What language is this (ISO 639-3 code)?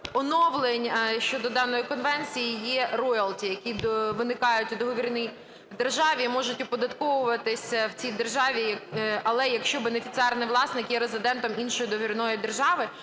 ukr